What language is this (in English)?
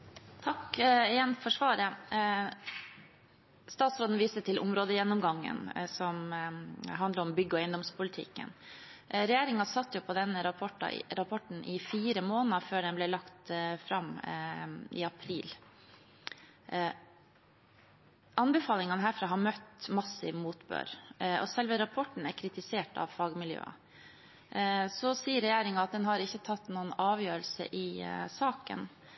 Norwegian Bokmål